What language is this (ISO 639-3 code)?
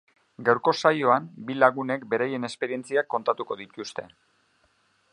eus